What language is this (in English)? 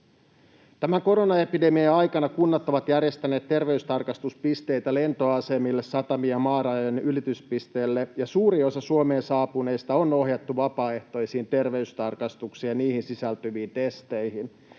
Finnish